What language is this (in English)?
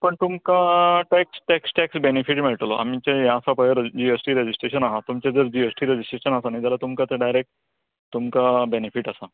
Konkani